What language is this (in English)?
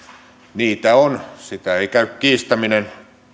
Finnish